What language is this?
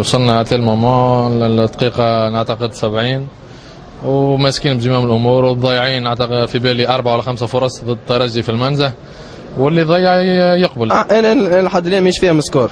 Arabic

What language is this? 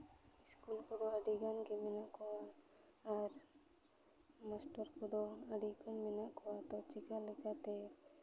Santali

